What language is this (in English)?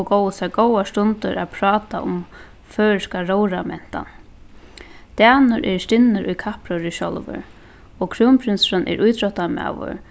Faroese